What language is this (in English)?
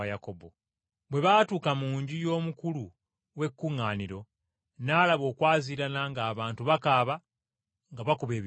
Ganda